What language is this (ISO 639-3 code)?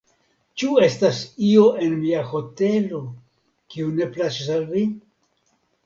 epo